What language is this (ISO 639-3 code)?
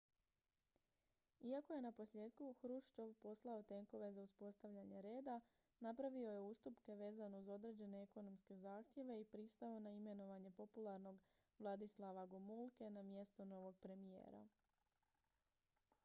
hrv